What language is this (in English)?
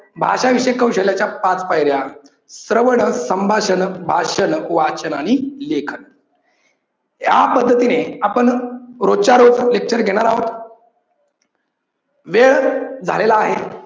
Marathi